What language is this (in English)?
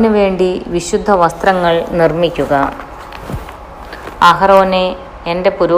Malayalam